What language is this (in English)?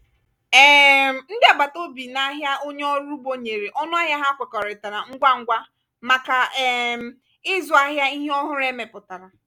Igbo